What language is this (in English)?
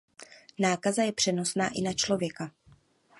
Czech